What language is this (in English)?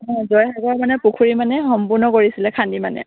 Assamese